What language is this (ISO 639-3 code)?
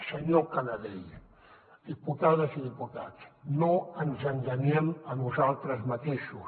cat